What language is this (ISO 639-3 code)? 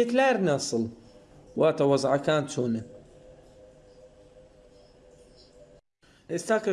tur